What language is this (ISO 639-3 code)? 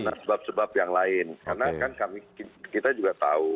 ind